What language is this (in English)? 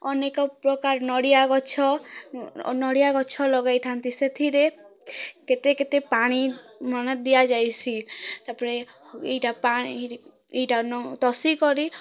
Odia